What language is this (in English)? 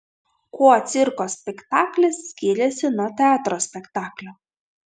Lithuanian